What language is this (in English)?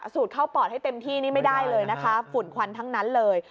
Thai